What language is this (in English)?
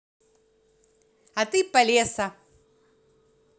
Russian